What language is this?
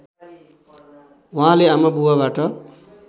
Nepali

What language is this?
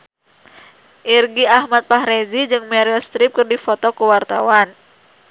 Sundanese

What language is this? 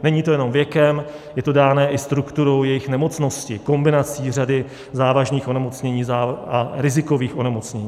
Czech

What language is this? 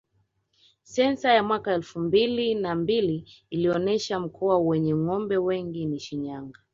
Swahili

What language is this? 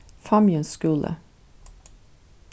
Faroese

